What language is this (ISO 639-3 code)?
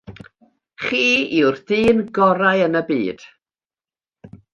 cym